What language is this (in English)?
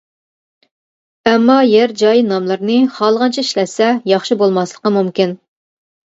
Uyghur